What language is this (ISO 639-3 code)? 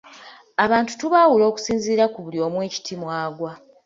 lug